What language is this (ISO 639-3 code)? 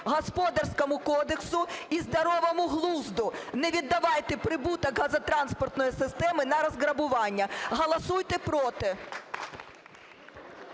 ukr